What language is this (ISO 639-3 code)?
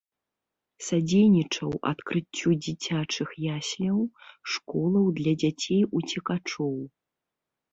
bel